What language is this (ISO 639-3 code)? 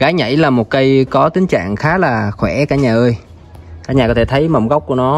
vie